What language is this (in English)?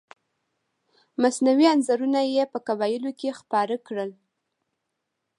Pashto